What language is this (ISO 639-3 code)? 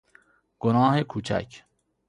fas